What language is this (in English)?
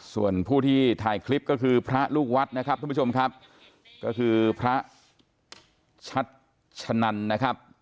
Thai